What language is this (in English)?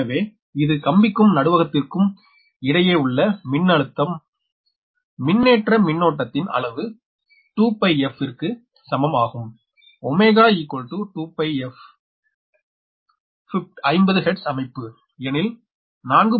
Tamil